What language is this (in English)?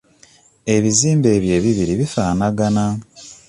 Ganda